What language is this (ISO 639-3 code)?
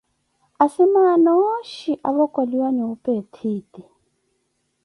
eko